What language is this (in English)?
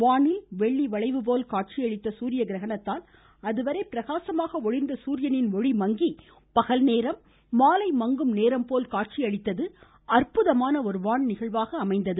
Tamil